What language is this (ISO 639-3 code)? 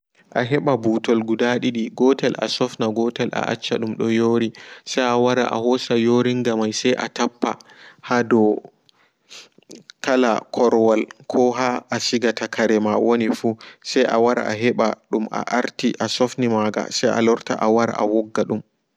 ful